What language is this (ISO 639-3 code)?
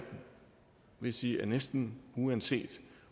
dan